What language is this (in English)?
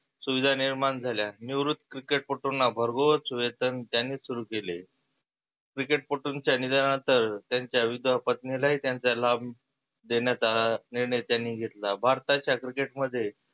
Marathi